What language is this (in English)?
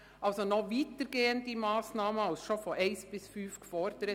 Swiss German